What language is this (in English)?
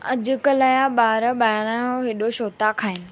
Sindhi